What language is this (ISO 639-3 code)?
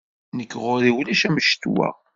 kab